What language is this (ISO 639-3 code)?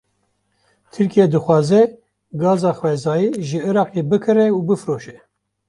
kur